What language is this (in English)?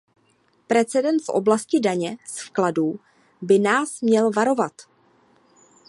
Czech